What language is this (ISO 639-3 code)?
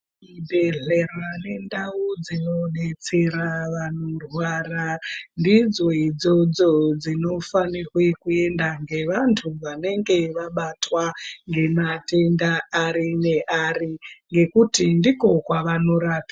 ndc